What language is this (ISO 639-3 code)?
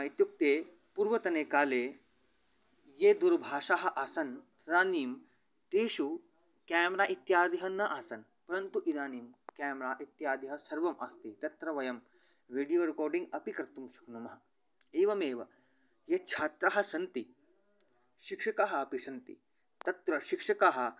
san